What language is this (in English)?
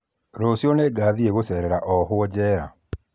Kikuyu